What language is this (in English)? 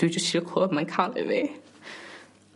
Welsh